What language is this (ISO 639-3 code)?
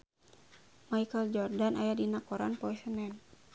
sun